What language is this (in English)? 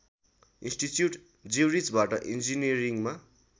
Nepali